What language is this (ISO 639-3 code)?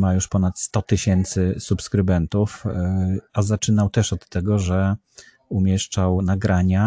pol